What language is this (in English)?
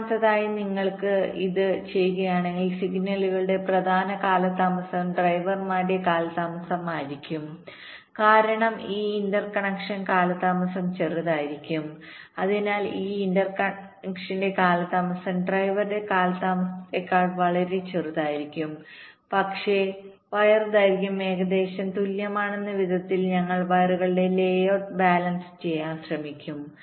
Malayalam